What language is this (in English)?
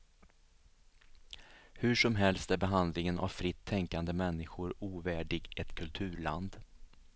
Swedish